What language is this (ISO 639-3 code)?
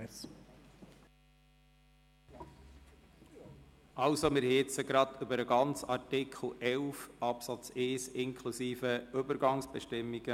gsw